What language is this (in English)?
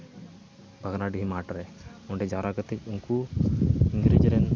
Santali